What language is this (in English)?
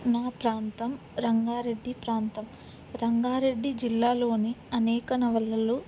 Telugu